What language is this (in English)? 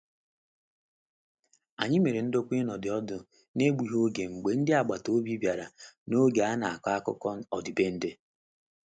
Igbo